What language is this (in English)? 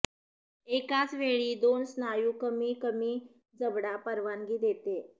Marathi